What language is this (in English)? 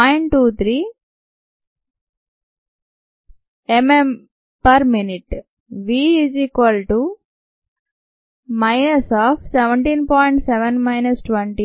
Telugu